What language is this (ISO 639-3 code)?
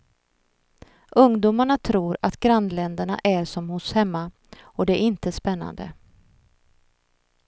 swe